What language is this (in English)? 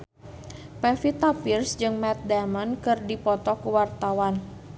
Sundanese